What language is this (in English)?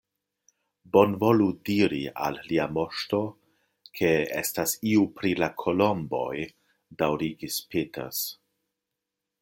Esperanto